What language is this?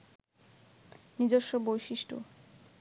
Bangla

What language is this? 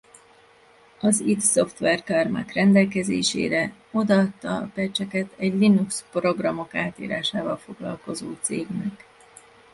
Hungarian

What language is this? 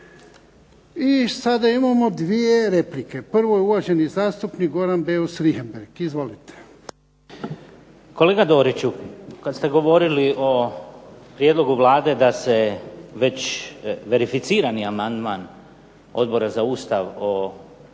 Croatian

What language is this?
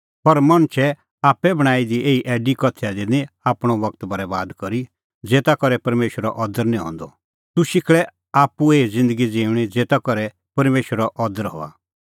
Kullu Pahari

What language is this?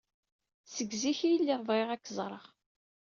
Kabyle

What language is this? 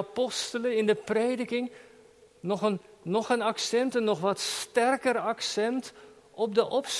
Dutch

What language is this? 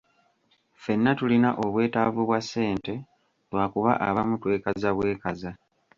Ganda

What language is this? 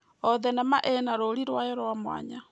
Kikuyu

